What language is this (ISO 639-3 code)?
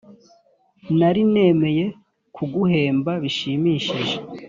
kin